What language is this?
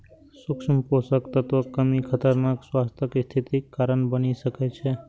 Maithili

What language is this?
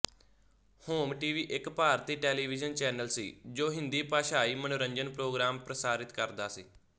Punjabi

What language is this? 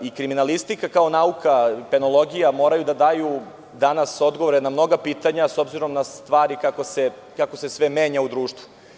Serbian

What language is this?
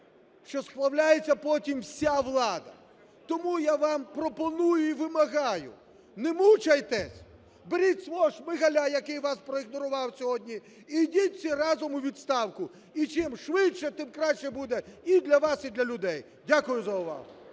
Ukrainian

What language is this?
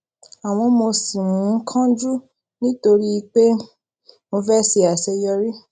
Yoruba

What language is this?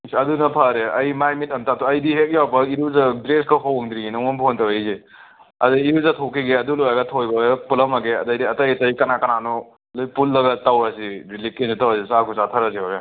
Manipuri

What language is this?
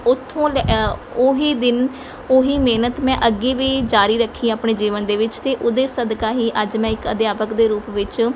Punjabi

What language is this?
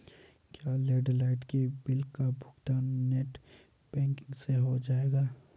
Hindi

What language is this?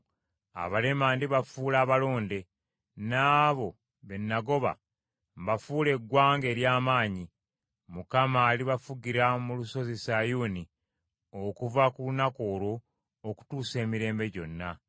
Ganda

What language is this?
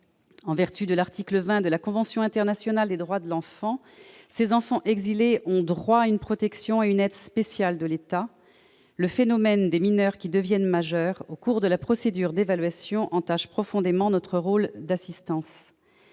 French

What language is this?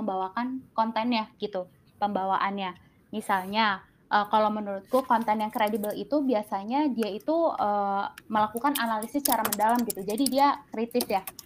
Indonesian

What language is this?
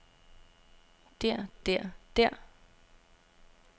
Danish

